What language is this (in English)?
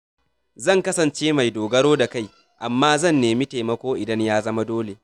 Hausa